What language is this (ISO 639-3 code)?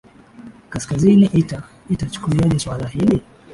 swa